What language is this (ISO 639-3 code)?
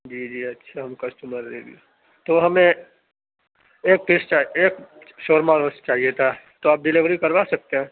urd